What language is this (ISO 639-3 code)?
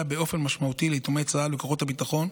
heb